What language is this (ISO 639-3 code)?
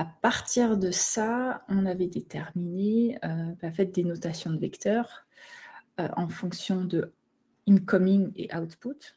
fra